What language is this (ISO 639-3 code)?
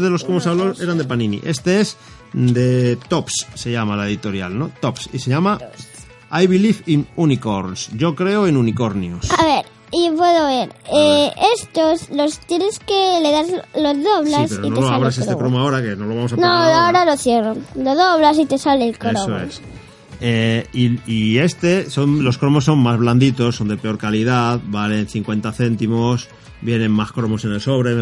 spa